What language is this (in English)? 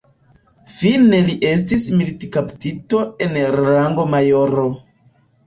Esperanto